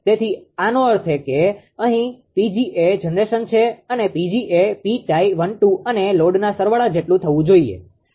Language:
Gujarati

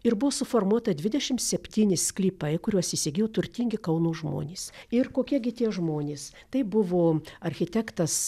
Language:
Lithuanian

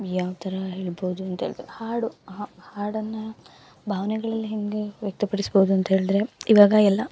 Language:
Kannada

